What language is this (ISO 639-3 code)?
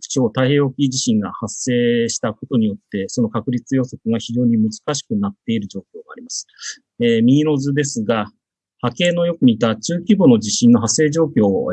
jpn